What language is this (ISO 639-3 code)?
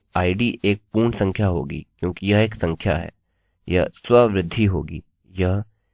hin